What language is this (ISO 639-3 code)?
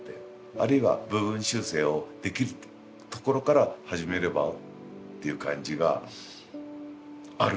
jpn